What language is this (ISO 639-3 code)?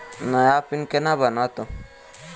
mai